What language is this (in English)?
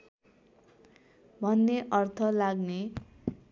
Nepali